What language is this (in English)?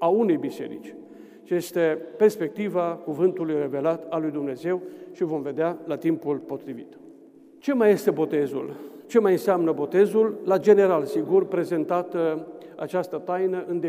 Romanian